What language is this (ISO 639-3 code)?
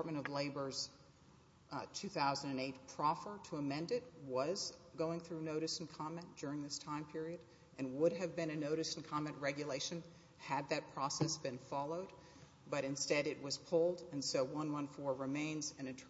eng